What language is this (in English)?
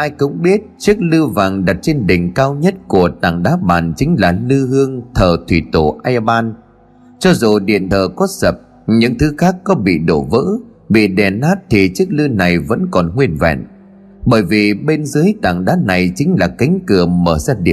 Vietnamese